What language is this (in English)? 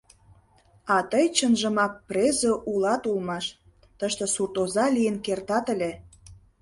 Mari